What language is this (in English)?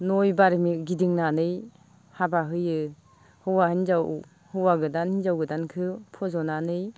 Bodo